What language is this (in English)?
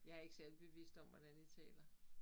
Danish